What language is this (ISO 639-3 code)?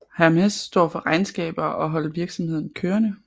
dan